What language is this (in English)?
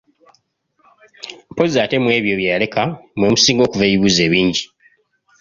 Ganda